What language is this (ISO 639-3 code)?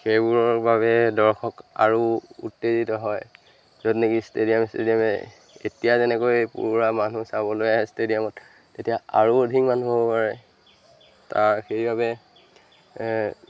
asm